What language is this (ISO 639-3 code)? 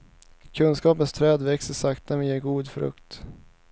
swe